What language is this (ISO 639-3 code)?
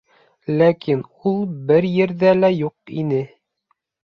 bak